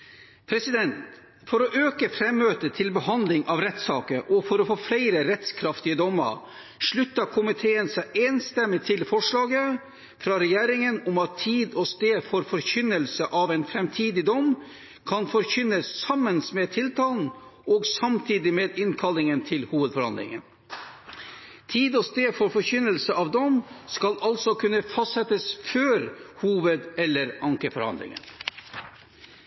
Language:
Norwegian Bokmål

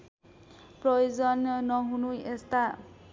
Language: Nepali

